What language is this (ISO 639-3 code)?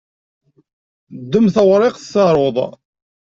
kab